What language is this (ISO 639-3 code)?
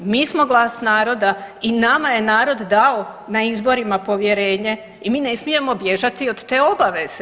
hrv